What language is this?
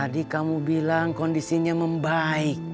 Indonesian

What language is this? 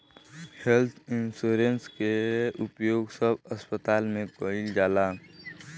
Bhojpuri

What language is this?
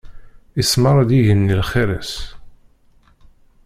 Kabyle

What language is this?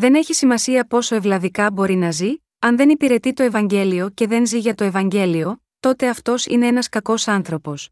Greek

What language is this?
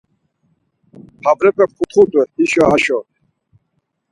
Laz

